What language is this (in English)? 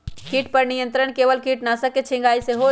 Magahi